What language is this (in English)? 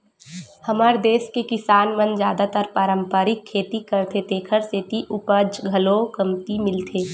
Chhattisgarhi